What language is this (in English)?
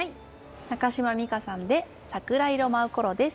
Japanese